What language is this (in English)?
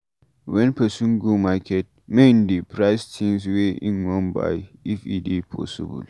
Nigerian Pidgin